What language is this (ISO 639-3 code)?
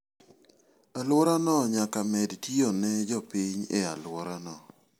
luo